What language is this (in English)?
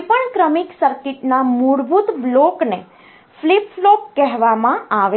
Gujarati